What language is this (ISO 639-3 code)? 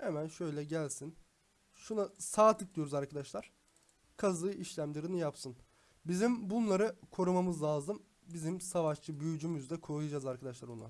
tur